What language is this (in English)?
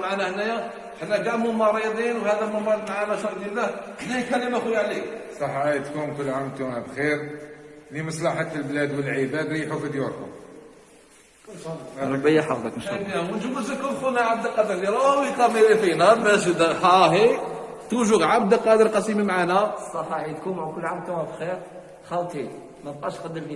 Arabic